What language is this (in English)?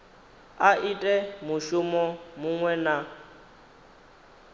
Venda